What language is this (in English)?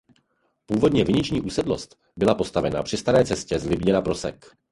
Czech